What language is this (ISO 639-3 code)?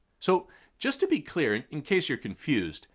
eng